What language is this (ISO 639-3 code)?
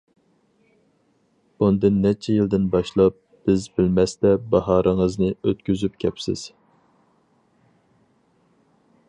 uig